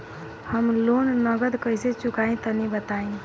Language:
Bhojpuri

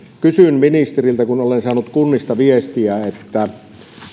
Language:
Finnish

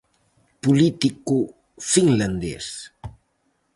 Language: Galician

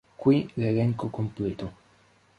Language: Italian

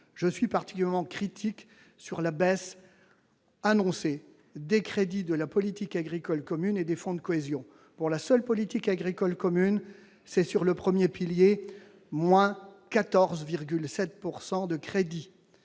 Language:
French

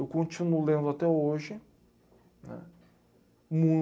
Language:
Portuguese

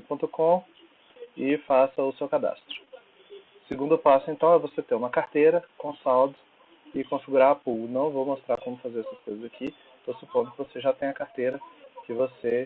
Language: Portuguese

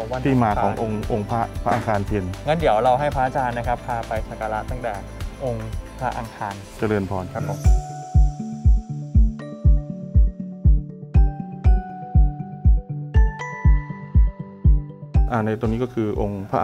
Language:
Thai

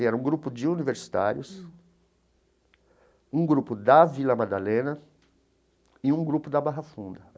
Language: Portuguese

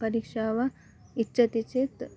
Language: Sanskrit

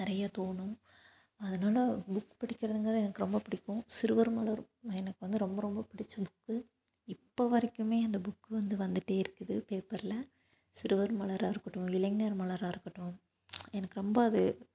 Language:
Tamil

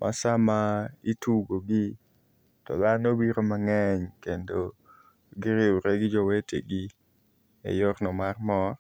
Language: Luo (Kenya and Tanzania)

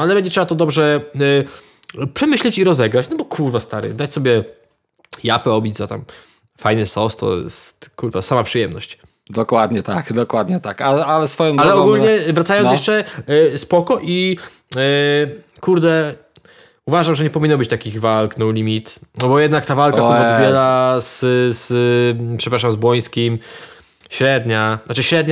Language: Polish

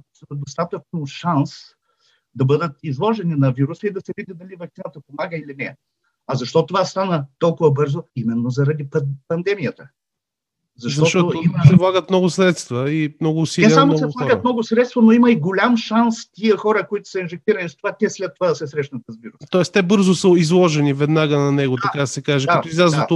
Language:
Bulgarian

